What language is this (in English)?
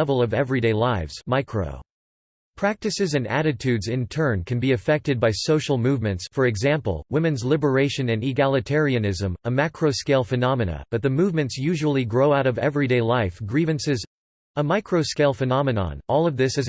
English